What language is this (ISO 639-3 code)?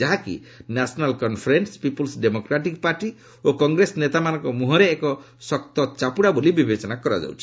ori